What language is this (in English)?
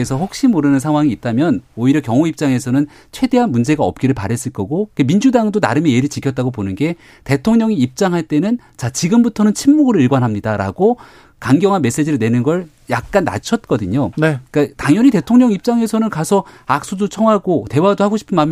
Korean